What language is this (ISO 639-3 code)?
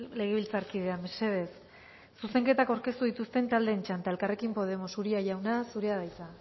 eus